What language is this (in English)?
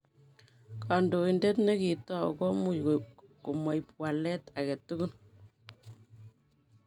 Kalenjin